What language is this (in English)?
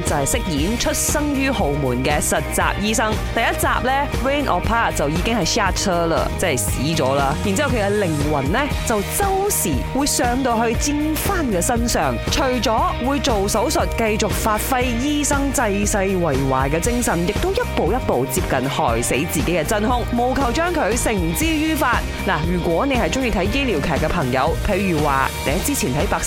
Chinese